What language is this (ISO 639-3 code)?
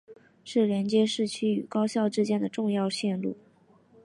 zho